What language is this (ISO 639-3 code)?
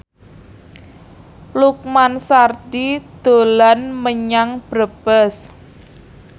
jav